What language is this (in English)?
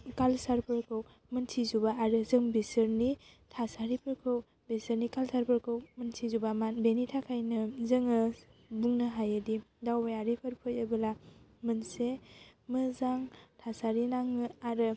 Bodo